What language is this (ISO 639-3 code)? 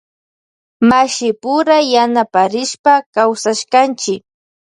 qvj